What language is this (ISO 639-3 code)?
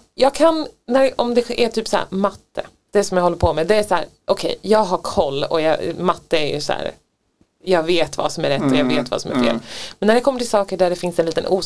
swe